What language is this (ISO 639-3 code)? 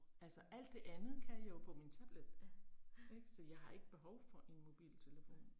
dan